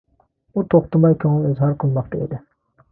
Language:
Uyghur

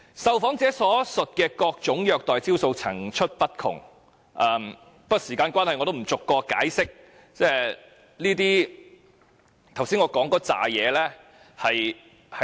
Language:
Cantonese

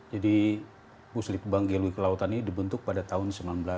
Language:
Indonesian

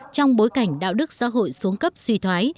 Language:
Vietnamese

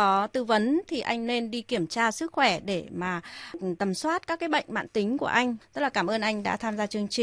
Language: Vietnamese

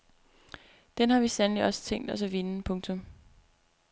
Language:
Danish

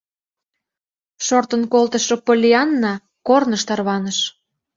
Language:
Mari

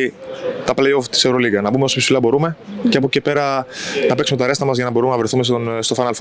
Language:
Greek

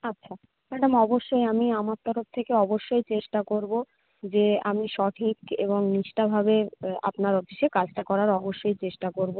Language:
Bangla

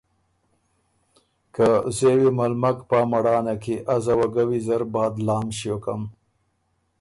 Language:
Ormuri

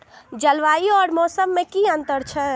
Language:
Maithili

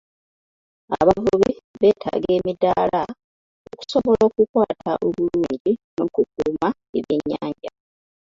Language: Ganda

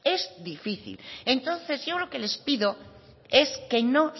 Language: Spanish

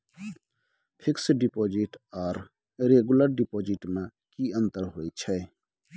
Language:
Maithili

